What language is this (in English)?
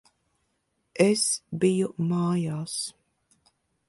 Latvian